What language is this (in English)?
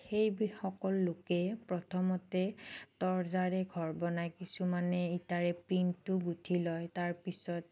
Assamese